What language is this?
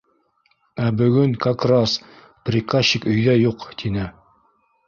Bashkir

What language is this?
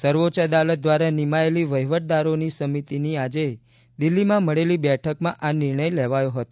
Gujarati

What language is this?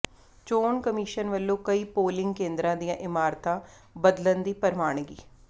Punjabi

